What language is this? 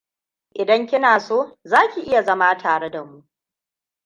Hausa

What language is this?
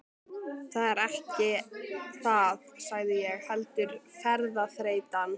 Icelandic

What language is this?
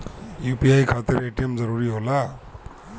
Bhojpuri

